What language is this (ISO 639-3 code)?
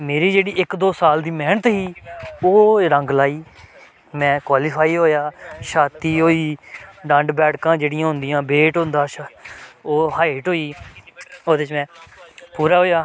doi